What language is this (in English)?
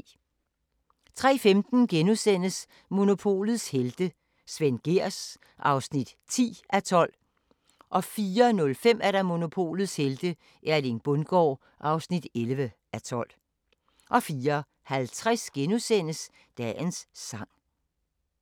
Danish